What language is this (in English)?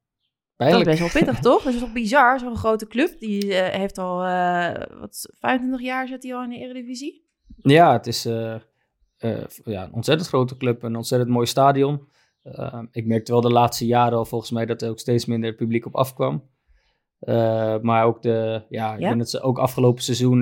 Dutch